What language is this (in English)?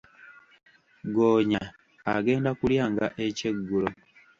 Ganda